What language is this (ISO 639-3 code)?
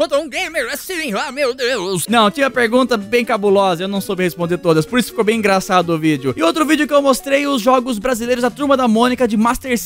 por